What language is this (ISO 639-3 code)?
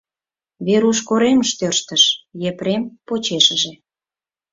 chm